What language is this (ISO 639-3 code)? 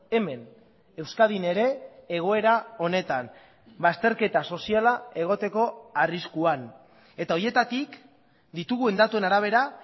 eus